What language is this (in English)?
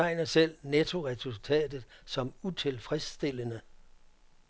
Danish